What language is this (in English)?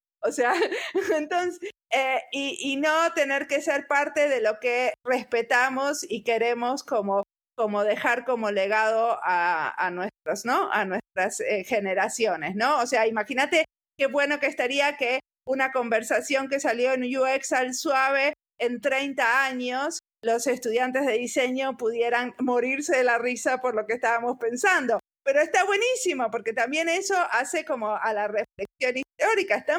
Spanish